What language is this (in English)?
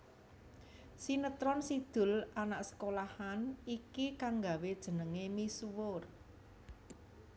Javanese